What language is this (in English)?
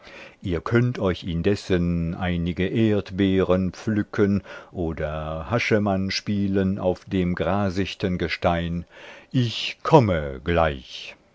German